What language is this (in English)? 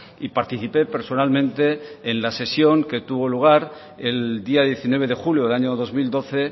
Spanish